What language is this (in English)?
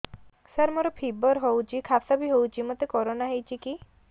Odia